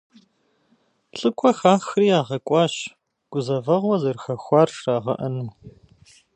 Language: Kabardian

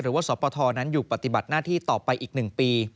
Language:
Thai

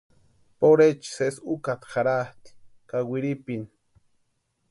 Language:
Western Highland Purepecha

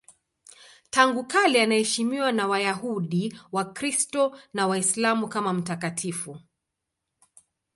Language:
Swahili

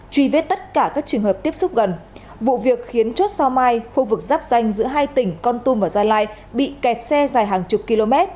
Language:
Vietnamese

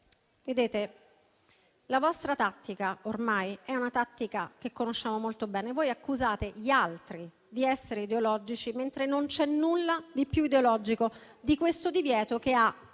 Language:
Italian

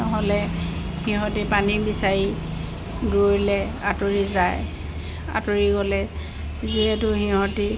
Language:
Assamese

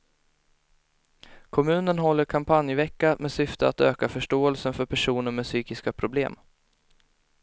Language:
Swedish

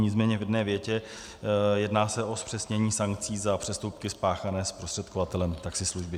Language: Czech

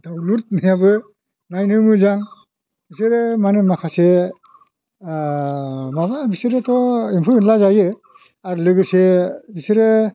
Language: Bodo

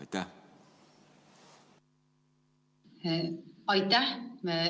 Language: Estonian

